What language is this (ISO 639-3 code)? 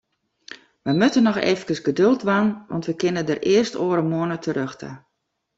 fry